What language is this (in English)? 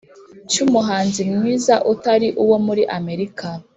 Kinyarwanda